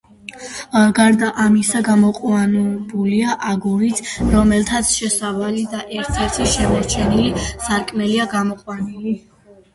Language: Georgian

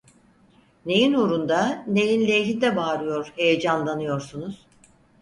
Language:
Turkish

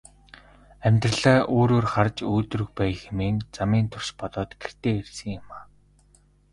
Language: Mongolian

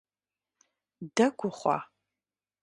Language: Kabardian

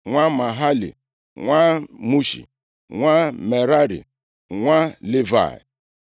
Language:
Igbo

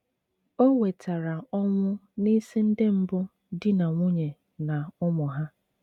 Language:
Igbo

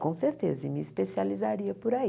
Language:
Portuguese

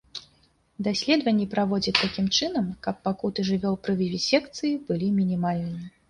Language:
Belarusian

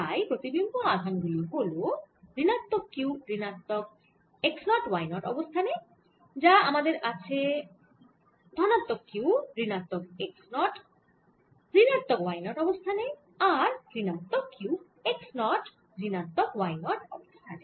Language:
Bangla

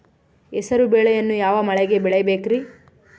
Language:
Kannada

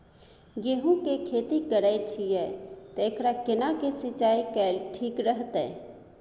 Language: Maithili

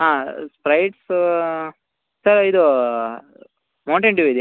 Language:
Kannada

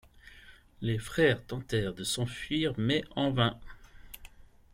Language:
French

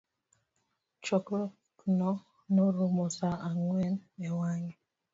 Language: Luo (Kenya and Tanzania)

